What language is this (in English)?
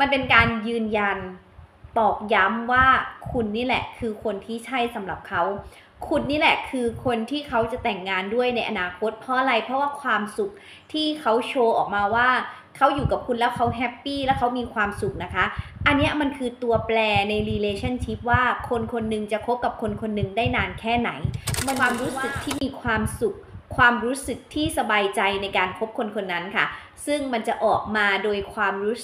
Thai